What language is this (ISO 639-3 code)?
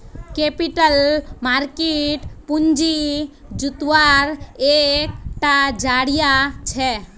mag